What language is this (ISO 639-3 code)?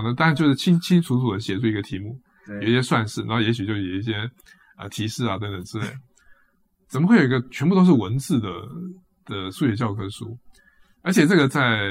zho